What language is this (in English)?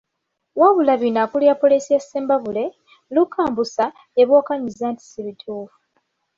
Ganda